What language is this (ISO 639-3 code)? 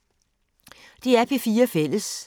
dan